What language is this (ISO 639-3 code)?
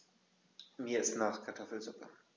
deu